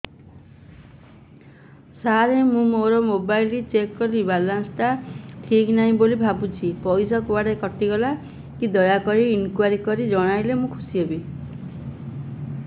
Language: Odia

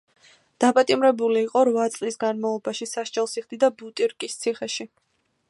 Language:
Georgian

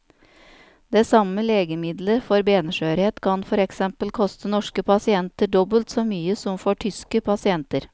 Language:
Norwegian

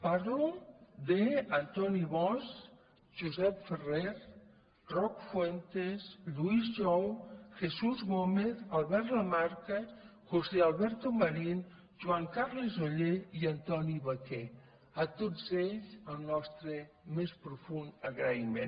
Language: Catalan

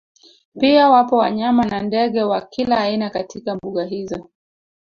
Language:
Swahili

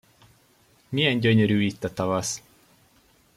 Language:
Hungarian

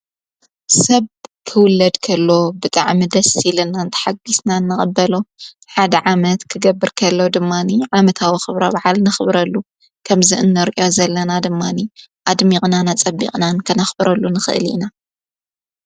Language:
Tigrinya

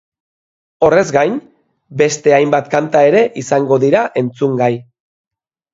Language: Basque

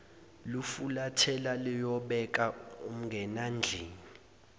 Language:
Zulu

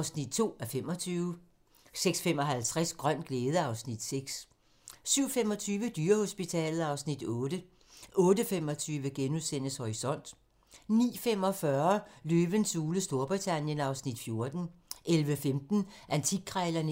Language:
Danish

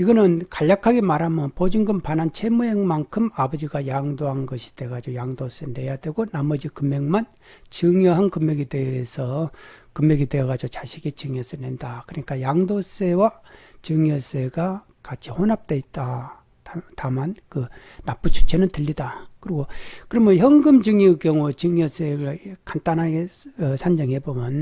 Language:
Korean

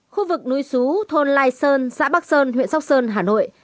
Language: Vietnamese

